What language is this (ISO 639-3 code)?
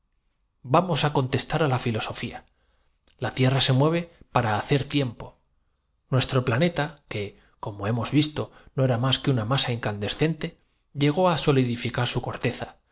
spa